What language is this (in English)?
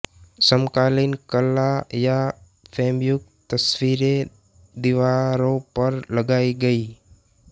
Hindi